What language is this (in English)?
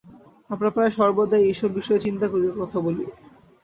Bangla